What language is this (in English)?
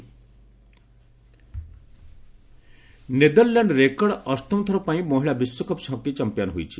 Odia